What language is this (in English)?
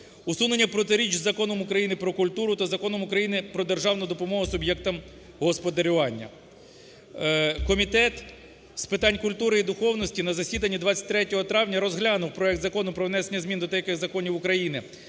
Ukrainian